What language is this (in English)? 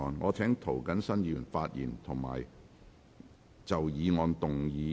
Cantonese